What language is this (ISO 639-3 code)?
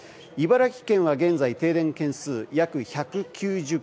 jpn